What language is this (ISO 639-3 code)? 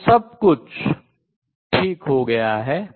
hin